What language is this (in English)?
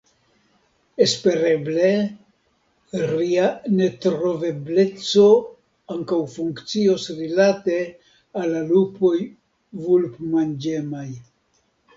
Esperanto